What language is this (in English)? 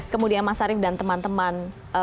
Indonesian